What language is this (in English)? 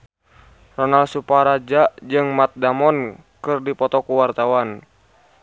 Sundanese